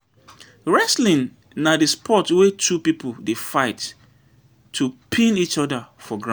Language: Nigerian Pidgin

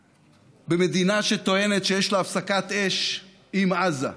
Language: Hebrew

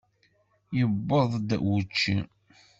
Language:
Kabyle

